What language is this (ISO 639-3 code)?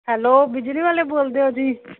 pan